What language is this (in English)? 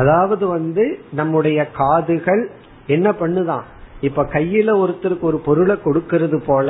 Tamil